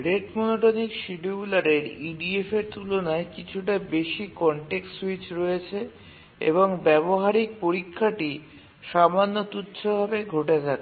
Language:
Bangla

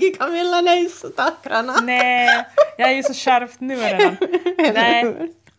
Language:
Swedish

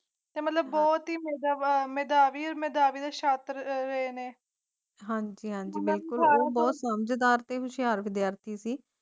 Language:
Punjabi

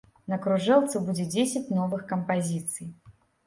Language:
Belarusian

